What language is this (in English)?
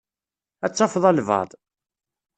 Kabyle